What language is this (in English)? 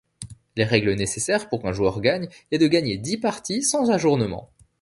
French